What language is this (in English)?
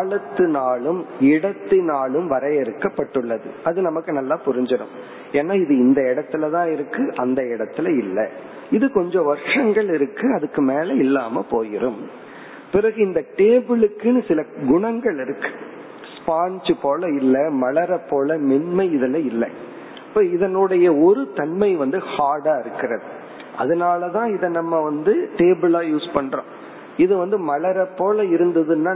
Tamil